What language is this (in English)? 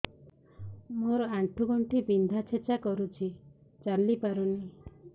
Odia